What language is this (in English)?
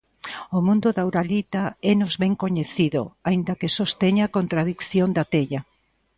Galician